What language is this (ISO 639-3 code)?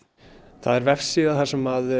isl